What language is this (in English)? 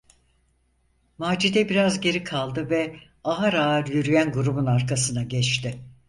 Turkish